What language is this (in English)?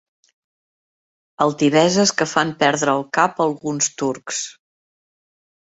Catalan